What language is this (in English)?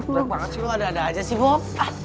Indonesian